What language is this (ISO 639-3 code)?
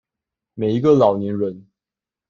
zho